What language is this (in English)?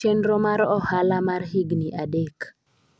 Luo (Kenya and Tanzania)